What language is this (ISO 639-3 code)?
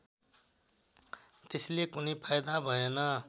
nep